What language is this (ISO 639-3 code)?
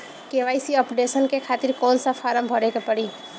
bho